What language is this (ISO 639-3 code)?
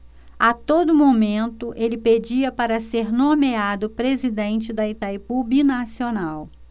por